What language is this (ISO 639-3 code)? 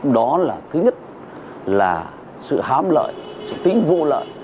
vie